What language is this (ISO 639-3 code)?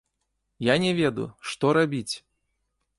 bel